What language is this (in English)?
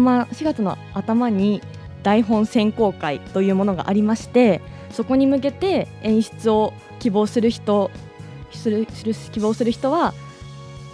Japanese